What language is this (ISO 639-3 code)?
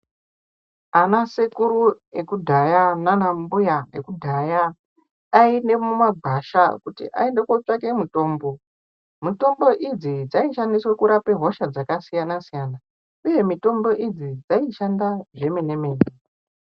ndc